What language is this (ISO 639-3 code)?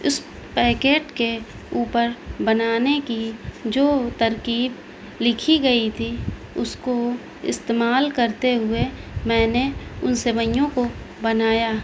urd